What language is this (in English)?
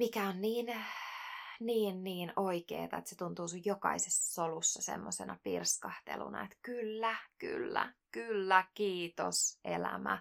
Finnish